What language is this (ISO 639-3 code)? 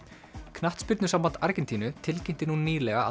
isl